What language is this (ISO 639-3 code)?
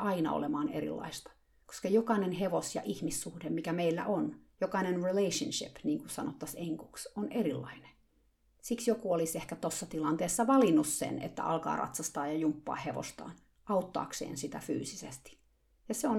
fin